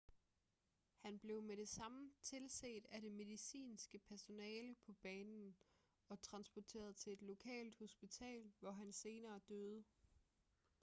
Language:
Danish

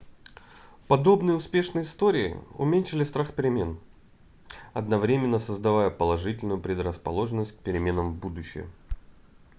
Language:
Russian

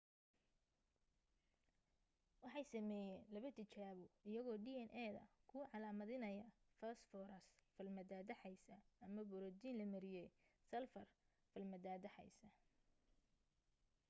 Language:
Somali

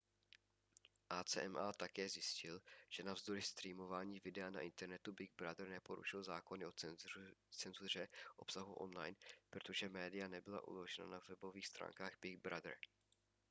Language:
Czech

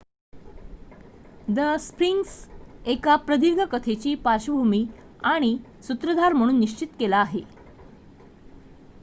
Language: Marathi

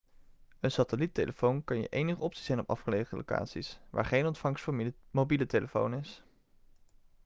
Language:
Dutch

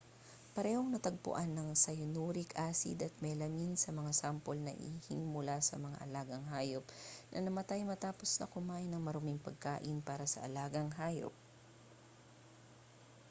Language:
Filipino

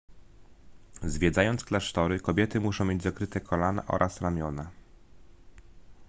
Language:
Polish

